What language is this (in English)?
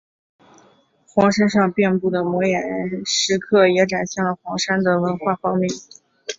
Chinese